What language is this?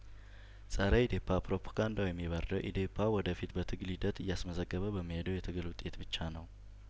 Amharic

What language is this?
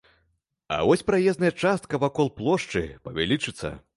Belarusian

